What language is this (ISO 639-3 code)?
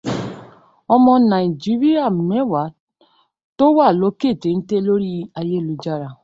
yor